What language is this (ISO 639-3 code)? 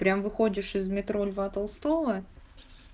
rus